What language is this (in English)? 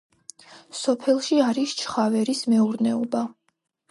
Georgian